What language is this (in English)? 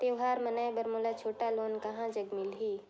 Chhattisgarhi